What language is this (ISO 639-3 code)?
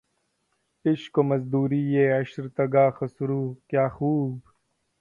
urd